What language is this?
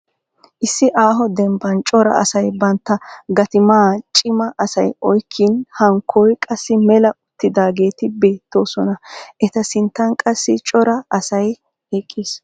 Wolaytta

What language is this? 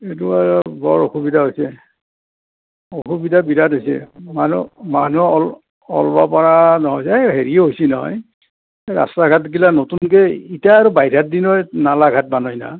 Assamese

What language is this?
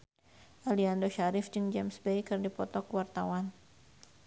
Sundanese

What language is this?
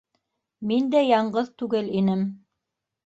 Bashkir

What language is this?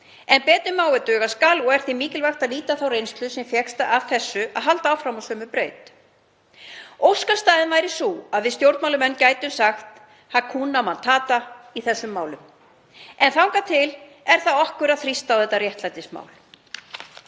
Icelandic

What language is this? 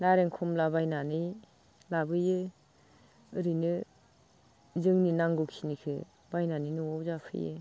Bodo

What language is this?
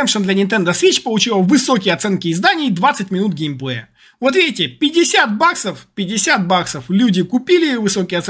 Russian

